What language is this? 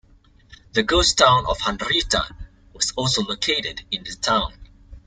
English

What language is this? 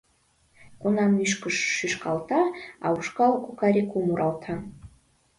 Mari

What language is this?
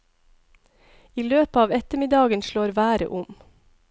Norwegian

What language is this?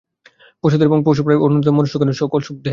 Bangla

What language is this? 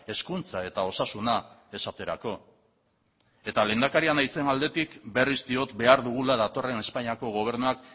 Basque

